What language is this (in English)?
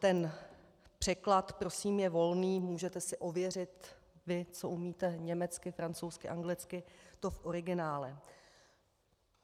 Czech